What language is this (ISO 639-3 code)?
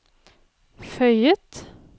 nor